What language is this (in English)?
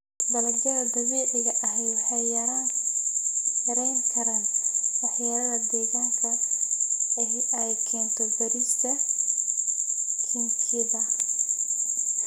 Somali